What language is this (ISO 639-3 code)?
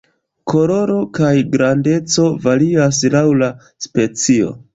epo